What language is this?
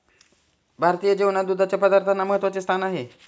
Marathi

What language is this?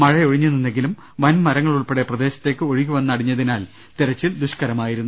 Malayalam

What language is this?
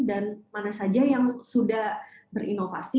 Indonesian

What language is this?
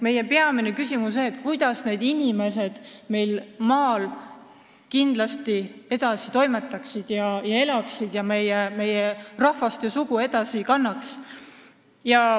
Estonian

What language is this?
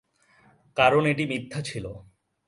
Bangla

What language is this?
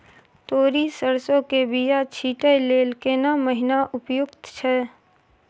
Maithili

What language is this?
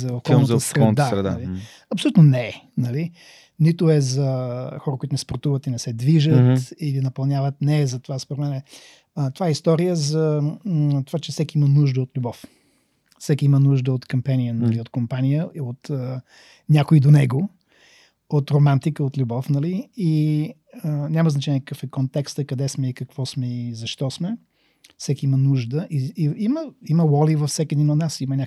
Bulgarian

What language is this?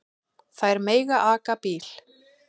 Icelandic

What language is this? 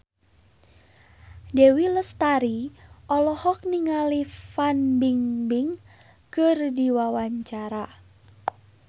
Sundanese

